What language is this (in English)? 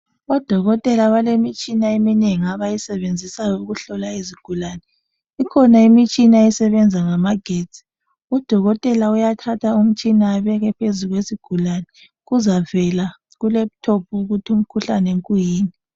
North Ndebele